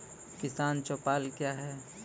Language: Maithili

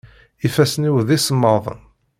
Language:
Kabyle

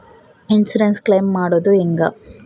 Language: Kannada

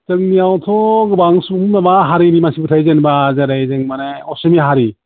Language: Bodo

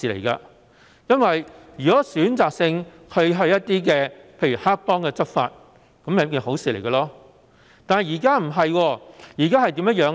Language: Cantonese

